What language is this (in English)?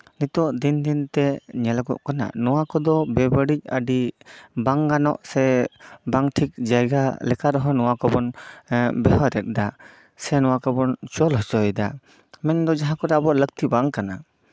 Santali